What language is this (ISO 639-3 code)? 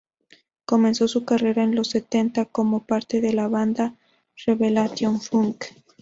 spa